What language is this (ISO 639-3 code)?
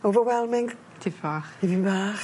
cym